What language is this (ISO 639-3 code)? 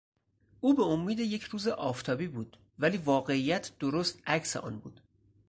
fas